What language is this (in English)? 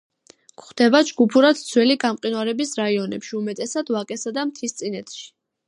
Georgian